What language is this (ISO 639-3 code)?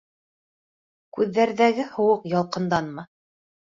bak